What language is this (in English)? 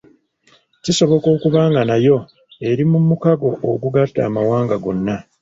Ganda